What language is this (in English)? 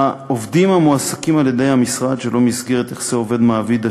Hebrew